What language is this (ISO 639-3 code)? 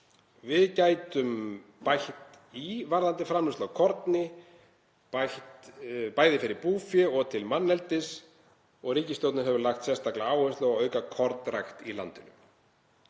isl